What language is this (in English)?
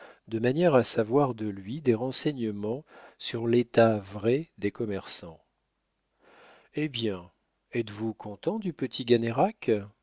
French